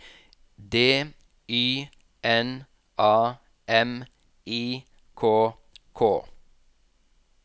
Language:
Norwegian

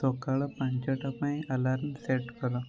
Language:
Odia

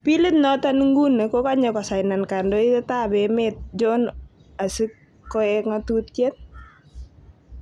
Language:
Kalenjin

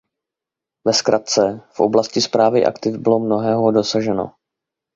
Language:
Czech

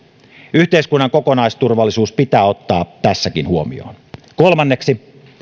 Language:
Finnish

